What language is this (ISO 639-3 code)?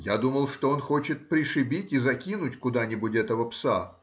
rus